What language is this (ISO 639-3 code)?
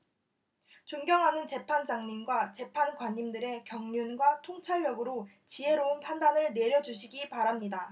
kor